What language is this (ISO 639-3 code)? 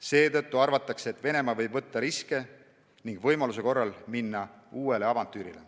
est